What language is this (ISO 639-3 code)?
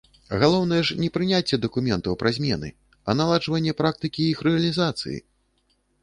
bel